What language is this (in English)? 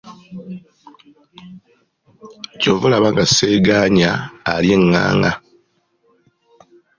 Ganda